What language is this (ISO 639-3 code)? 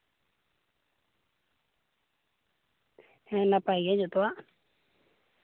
sat